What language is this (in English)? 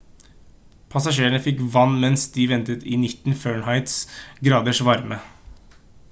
Norwegian Bokmål